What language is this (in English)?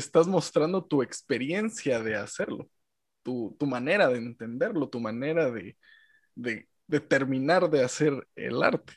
Spanish